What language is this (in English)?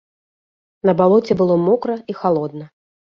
Belarusian